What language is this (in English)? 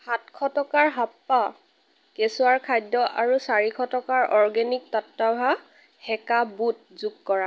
Assamese